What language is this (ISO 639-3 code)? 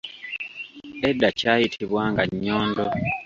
lug